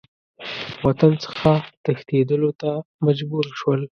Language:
Pashto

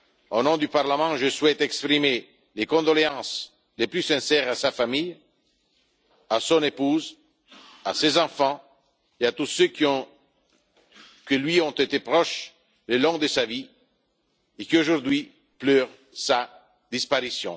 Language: French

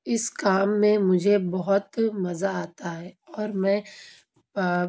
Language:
Urdu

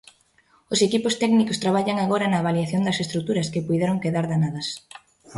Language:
Galician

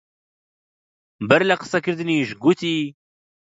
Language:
Central Kurdish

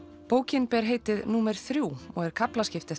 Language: Icelandic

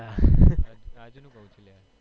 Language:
Gujarati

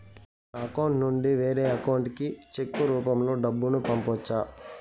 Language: Telugu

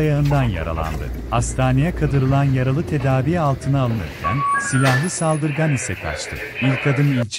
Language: Turkish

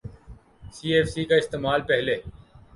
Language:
Urdu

